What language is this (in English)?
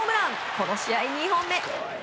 Japanese